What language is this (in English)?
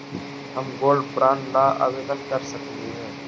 Magahi